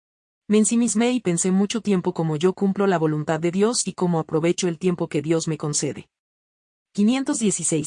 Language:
Spanish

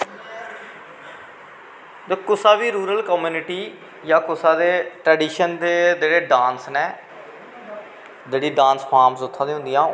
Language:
Dogri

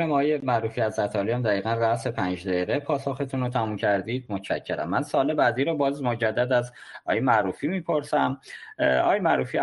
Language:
Persian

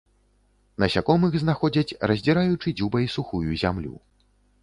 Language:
Belarusian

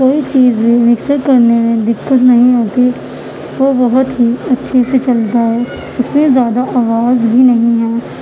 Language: Urdu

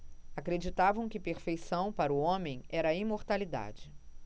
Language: Portuguese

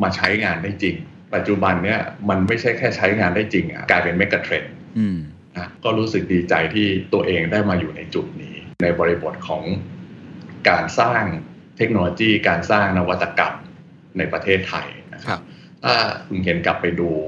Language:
Thai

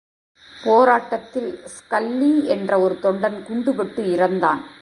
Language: Tamil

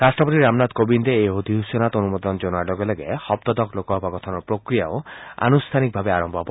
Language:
Assamese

